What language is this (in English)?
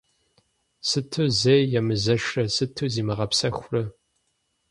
Kabardian